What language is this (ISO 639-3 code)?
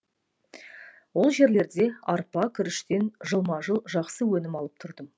kaz